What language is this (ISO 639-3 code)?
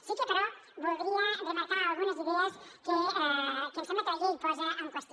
cat